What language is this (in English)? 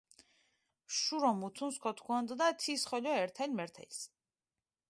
Mingrelian